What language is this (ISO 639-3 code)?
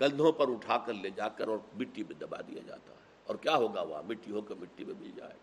urd